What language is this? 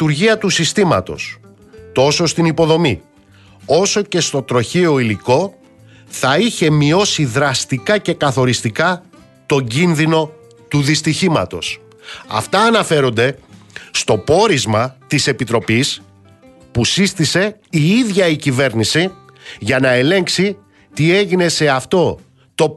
Greek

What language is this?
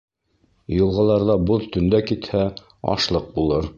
Bashkir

